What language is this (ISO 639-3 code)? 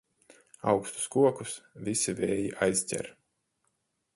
lav